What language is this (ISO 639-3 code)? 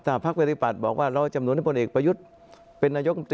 tha